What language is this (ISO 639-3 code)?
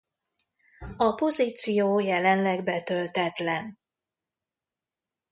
hun